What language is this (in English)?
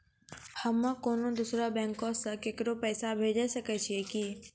Maithili